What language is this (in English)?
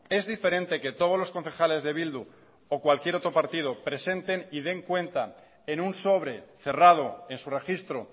Spanish